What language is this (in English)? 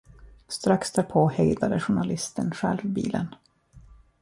Swedish